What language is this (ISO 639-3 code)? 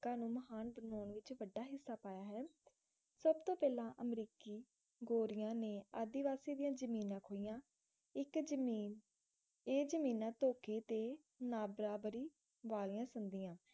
pan